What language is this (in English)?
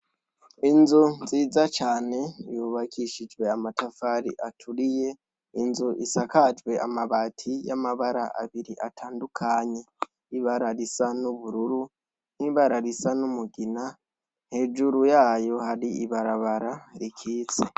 Rundi